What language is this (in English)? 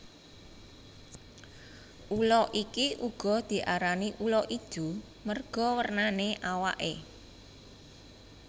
Javanese